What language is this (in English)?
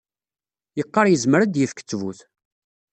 Kabyle